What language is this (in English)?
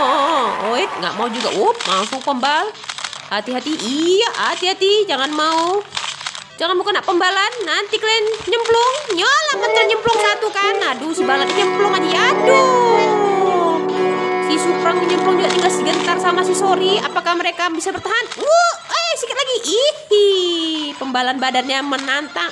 Indonesian